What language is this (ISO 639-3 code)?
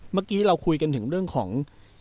tha